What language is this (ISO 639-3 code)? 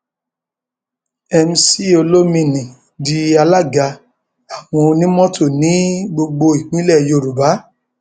yor